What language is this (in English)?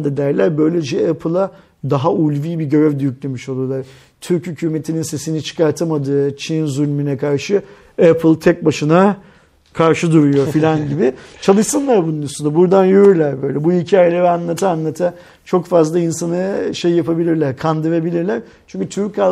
Turkish